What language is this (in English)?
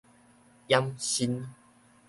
Min Nan Chinese